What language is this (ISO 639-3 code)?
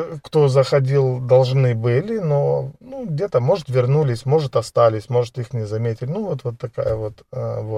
ukr